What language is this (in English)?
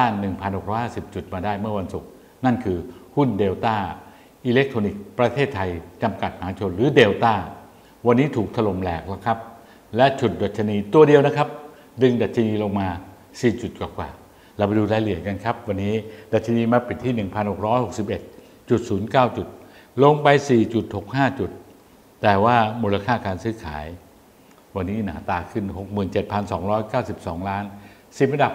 Thai